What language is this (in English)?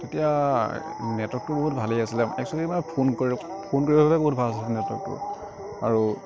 Assamese